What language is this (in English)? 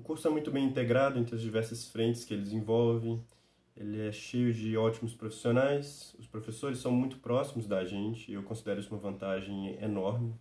Portuguese